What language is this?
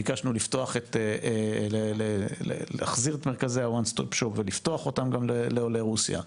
Hebrew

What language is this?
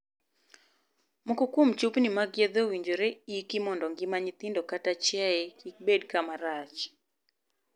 Luo (Kenya and Tanzania)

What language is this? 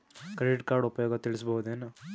Kannada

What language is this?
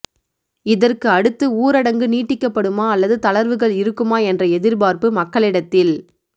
Tamil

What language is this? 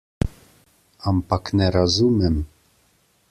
Slovenian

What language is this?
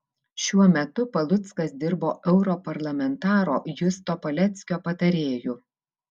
Lithuanian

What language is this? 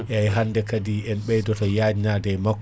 Fula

